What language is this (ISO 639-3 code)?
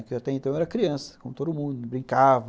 por